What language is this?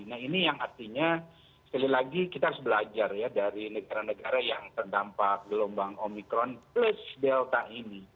Indonesian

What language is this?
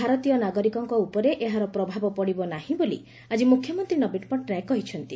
Odia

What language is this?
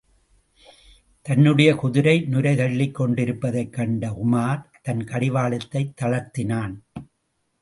Tamil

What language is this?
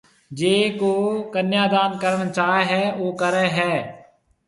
Marwari (Pakistan)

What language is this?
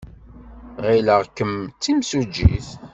Kabyle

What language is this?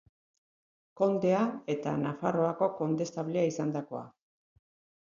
Basque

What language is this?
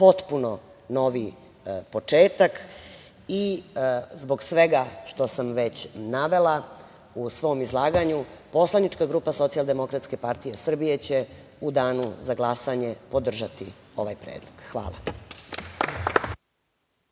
Serbian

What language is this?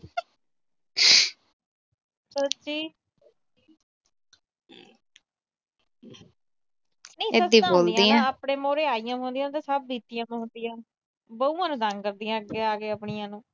Punjabi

